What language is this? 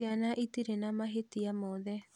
Kikuyu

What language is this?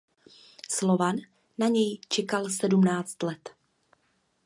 Czech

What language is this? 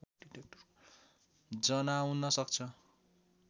Nepali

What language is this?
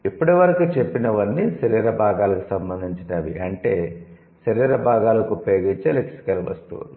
Telugu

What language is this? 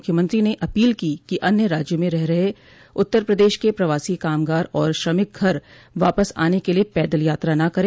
Hindi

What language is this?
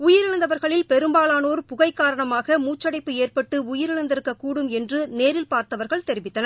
Tamil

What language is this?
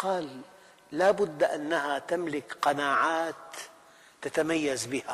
Arabic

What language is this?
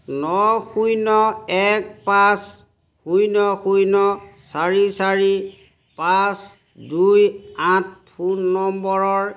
Assamese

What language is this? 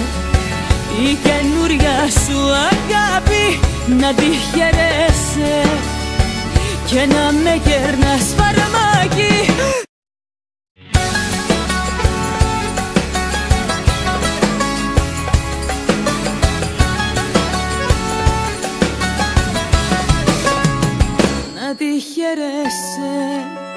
Greek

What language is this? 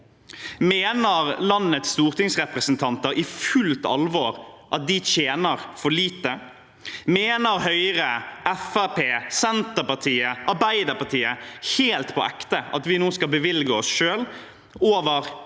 Norwegian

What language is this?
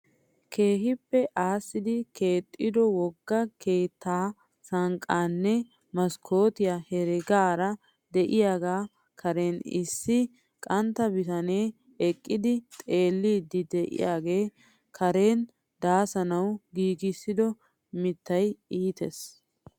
Wolaytta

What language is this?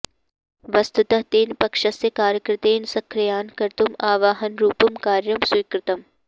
Sanskrit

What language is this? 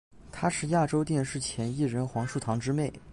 Chinese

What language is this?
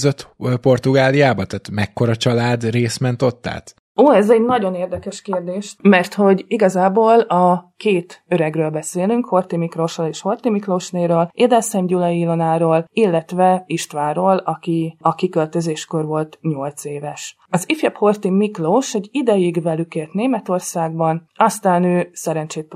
Hungarian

